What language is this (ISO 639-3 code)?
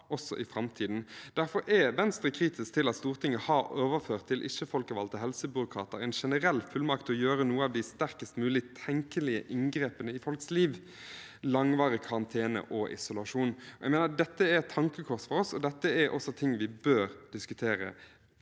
nor